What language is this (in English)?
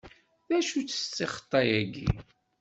Kabyle